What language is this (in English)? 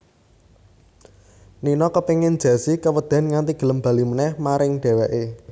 Javanese